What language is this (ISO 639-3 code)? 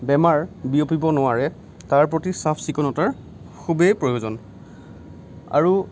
asm